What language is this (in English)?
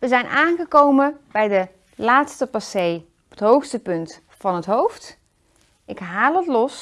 Dutch